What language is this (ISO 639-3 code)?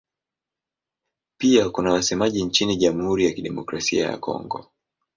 swa